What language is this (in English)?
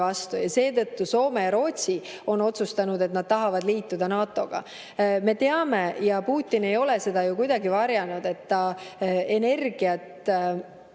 Estonian